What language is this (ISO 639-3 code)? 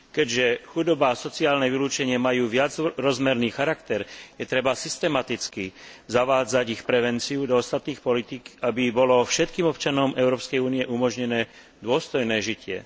slk